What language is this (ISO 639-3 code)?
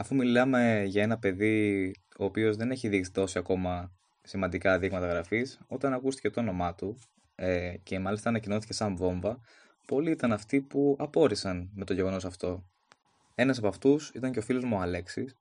ell